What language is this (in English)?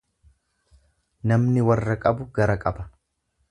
Oromo